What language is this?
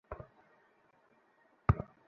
Bangla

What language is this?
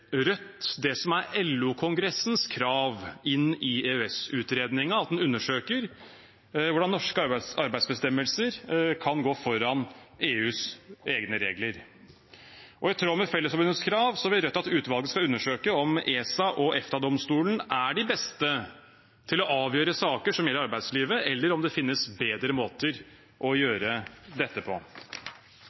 Norwegian Bokmål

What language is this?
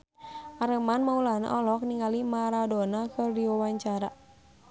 Sundanese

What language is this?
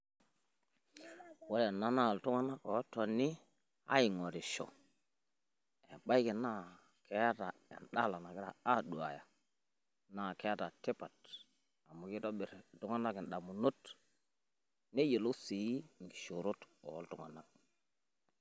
Masai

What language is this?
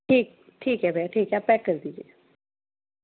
Hindi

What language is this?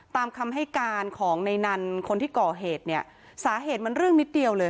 Thai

